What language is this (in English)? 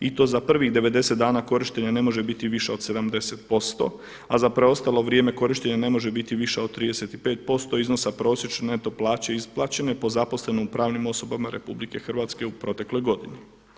Croatian